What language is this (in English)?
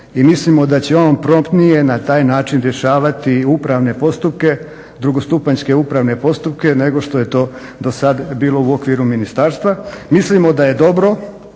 Croatian